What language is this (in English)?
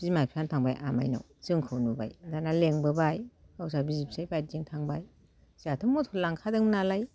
Bodo